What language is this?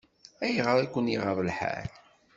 Kabyle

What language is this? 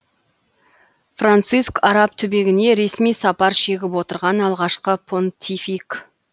Kazakh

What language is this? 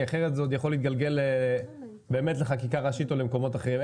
Hebrew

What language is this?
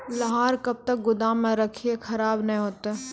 Maithili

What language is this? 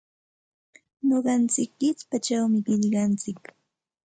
Santa Ana de Tusi Pasco Quechua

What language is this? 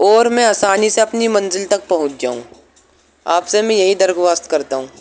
Urdu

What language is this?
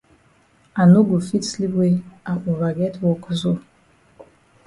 Cameroon Pidgin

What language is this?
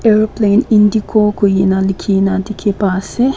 Naga Pidgin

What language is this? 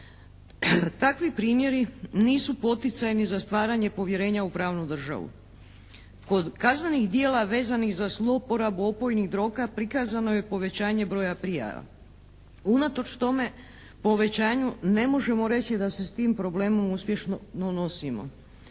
Croatian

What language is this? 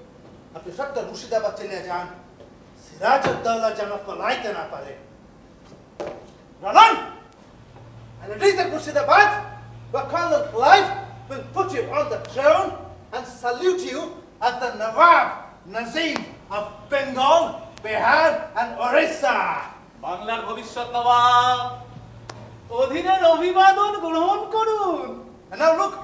Hindi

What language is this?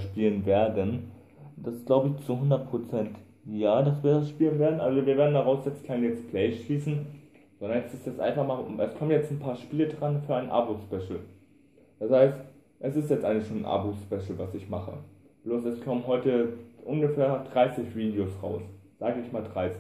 German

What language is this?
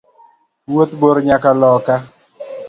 Luo (Kenya and Tanzania)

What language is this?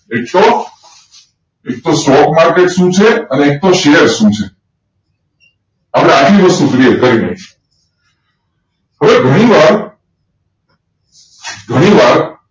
Gujarati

